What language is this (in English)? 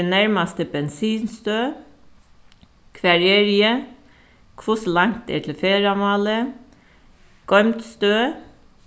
Faroese